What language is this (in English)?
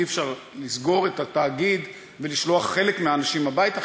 Hebrew